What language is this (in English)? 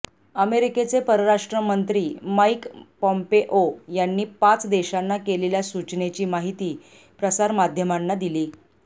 Marathi